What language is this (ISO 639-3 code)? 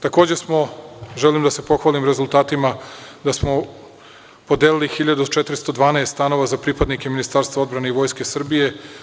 srp